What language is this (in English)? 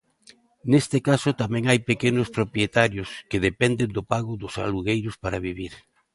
Galician